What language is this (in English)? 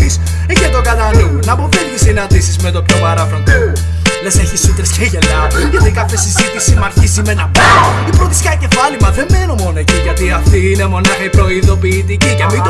Greek